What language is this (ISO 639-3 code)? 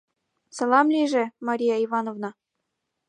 chm